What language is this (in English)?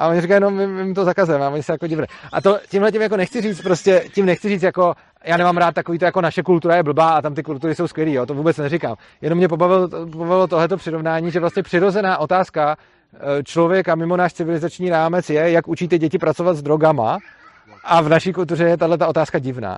Czech